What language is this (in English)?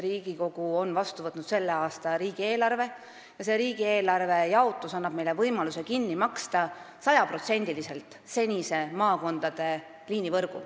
Estonian